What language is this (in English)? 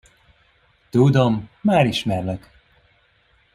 Hungarian